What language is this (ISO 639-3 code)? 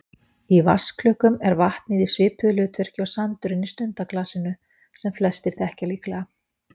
isl